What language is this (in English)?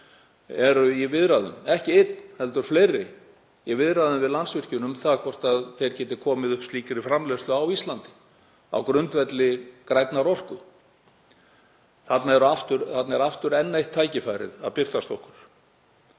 Icelandic